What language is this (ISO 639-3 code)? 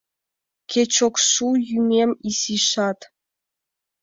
chm